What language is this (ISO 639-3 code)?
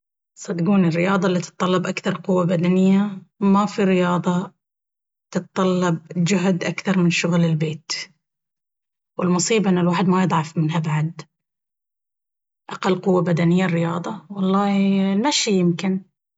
abv